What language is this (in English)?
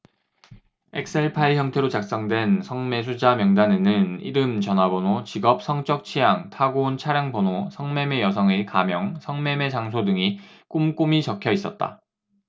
Korean